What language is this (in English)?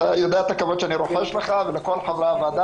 Hebrew